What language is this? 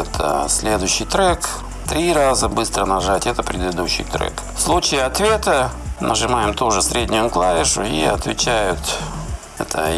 Russian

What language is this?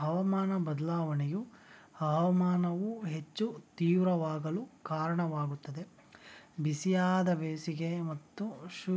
Kannada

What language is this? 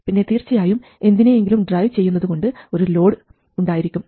Malayalam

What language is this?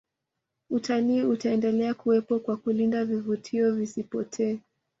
Swahili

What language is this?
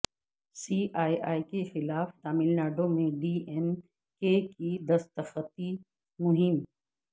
Urdu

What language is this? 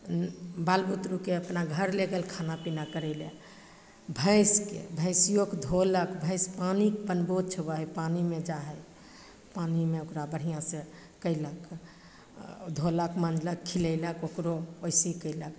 Maithili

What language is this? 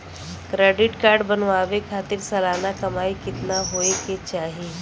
Bhojpuri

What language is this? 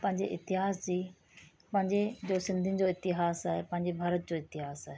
Sindhi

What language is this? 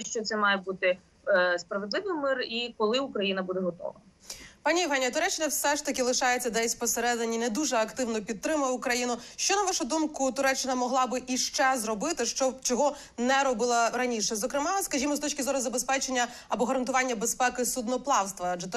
Ukrainian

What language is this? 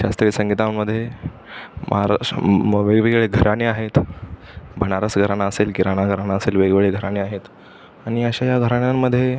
Marathi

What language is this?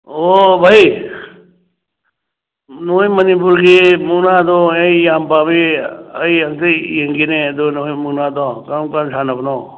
Manipuri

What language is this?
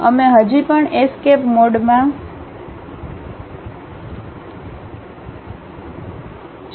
Gujarati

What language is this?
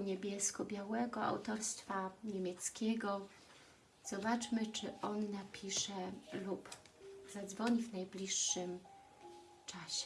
Polish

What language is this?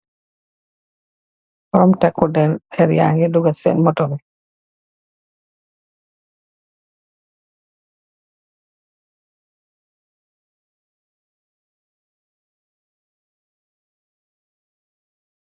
Wolof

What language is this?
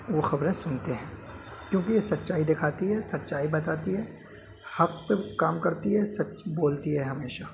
Urdu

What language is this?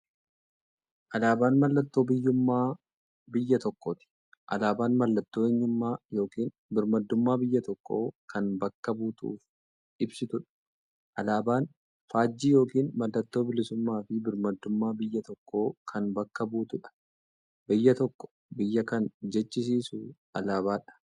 Oromo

